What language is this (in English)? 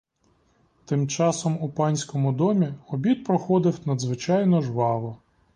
Ukrainian